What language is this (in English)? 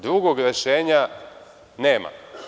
Serbian